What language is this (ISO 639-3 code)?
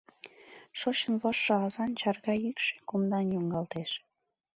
chm